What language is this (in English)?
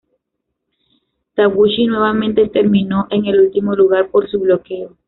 Spanish